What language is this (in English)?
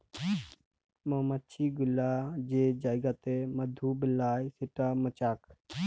Bangla